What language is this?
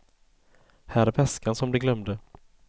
Swedish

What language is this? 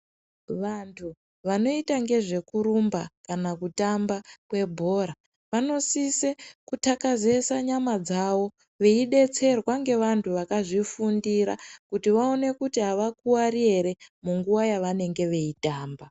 Ndau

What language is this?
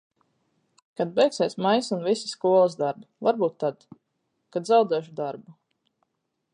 Latvian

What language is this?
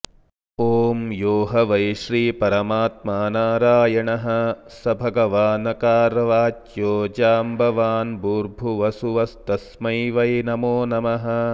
Sanskrit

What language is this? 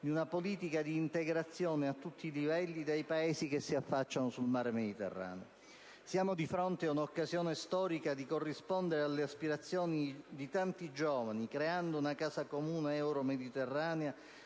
Italian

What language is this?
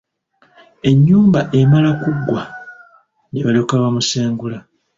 Ganda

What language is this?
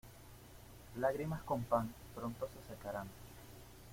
Spanish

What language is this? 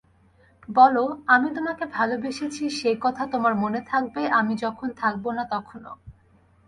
Bangla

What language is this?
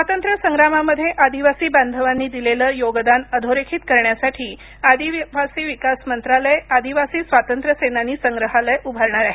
Marathi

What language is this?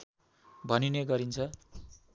Nepali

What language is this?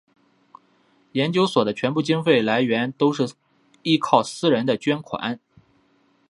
Chinese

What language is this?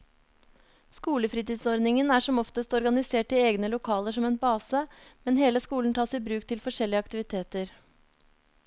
Norwegian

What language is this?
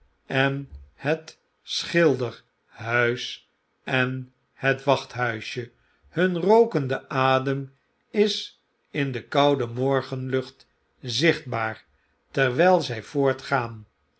Dutch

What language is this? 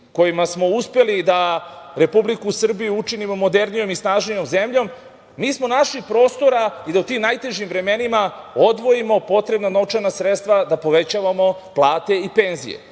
Serbian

